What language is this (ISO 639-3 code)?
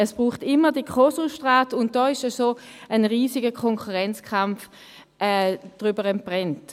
gsw